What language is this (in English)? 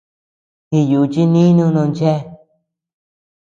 Tepeuxila Cuicatec